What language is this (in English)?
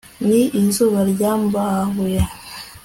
Kinyarwanda